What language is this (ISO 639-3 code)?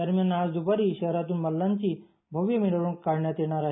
mar